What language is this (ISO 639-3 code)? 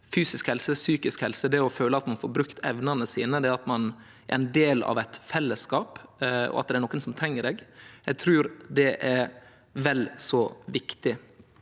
nor